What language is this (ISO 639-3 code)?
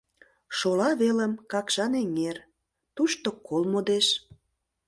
chm